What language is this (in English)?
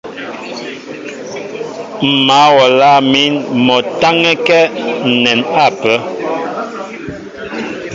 Mbo (Cameroon)